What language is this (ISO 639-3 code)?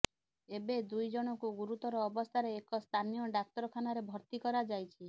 ori